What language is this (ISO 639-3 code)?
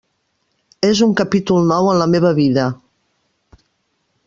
cat